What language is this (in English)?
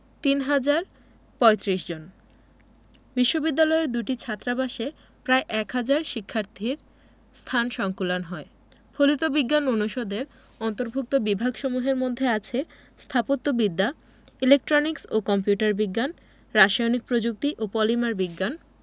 Bangla